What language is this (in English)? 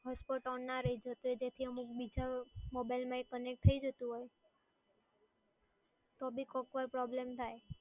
Gujarati